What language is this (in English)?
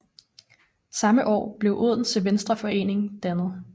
Danish